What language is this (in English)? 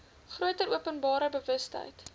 Afrikaans